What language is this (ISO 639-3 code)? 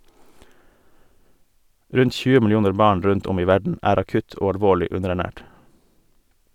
nor